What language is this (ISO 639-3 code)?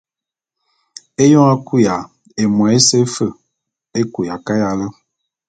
bum